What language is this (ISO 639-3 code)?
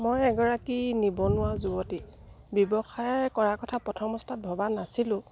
asm